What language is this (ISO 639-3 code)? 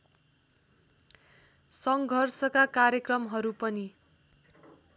nep